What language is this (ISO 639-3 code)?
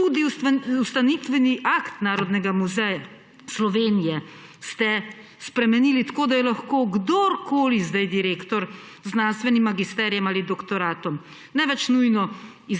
slv